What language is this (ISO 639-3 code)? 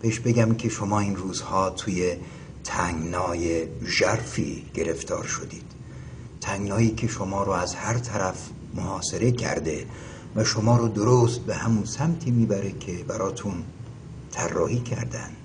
fas